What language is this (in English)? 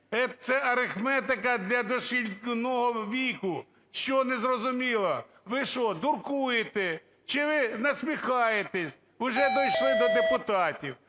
Ukrainian